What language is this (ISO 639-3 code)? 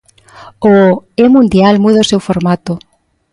glg